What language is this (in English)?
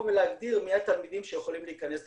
Hebrew